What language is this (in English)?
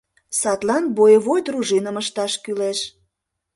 Mari